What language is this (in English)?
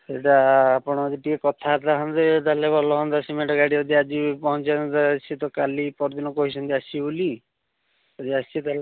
Odia